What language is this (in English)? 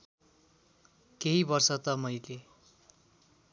Nepali